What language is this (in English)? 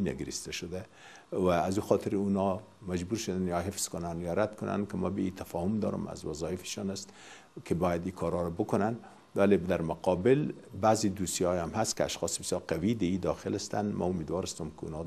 Persian